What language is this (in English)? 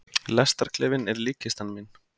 Icelandic